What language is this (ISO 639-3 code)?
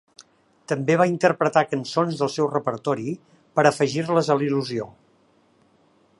cat